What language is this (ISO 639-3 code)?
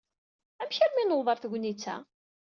kab